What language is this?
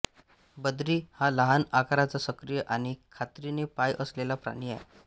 Marathi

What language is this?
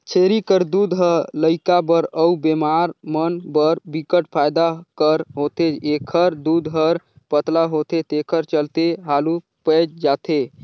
Chhattisgarhi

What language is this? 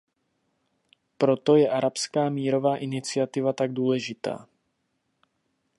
Czech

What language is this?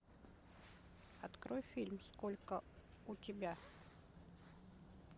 Russian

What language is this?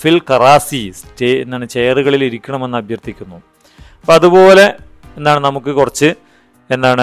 Malayalam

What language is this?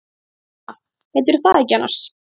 Icelandic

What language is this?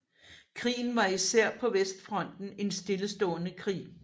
Danish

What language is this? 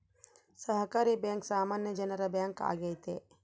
Kannada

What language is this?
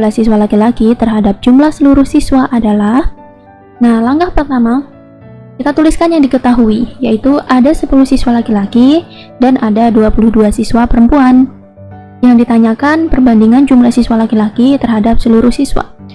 Indonesian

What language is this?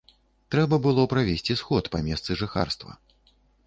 Belarusian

